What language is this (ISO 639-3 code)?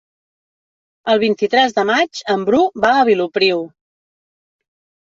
cat